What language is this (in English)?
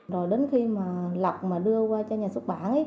Vietnamese